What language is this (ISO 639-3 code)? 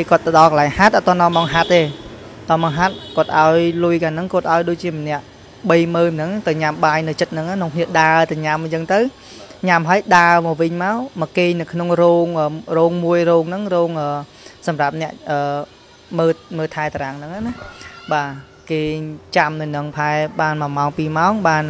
vie